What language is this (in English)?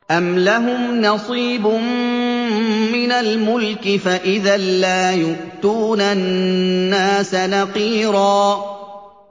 Arabic